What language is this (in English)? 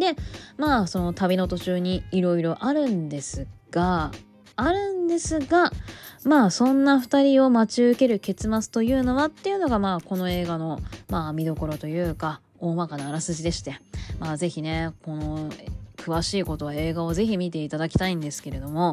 Japanese